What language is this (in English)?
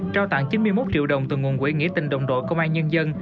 Vietnamese